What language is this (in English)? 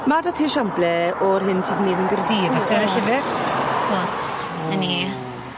Welsh